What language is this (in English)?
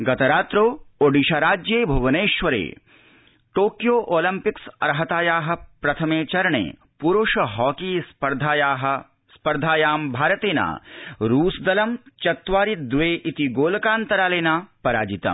Sanskrit